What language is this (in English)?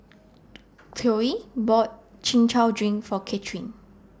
English